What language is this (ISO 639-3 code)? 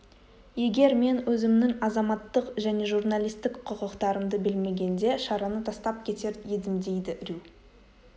kaz